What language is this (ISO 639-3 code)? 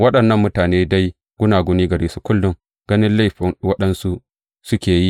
hau